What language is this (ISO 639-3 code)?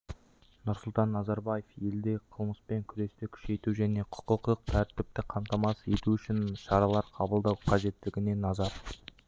kaz